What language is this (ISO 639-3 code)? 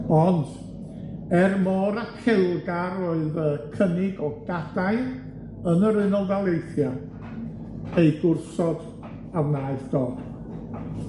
cym